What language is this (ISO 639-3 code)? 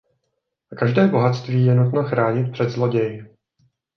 ces